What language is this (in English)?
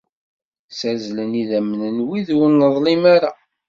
Kabyle